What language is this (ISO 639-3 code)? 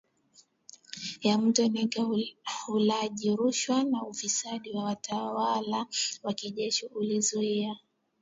swa